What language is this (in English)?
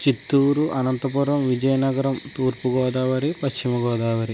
Telugu